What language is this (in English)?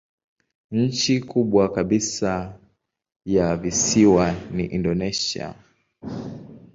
Swahili